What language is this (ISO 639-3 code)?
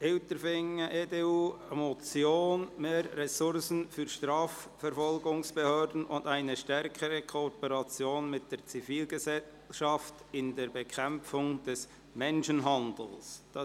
gsw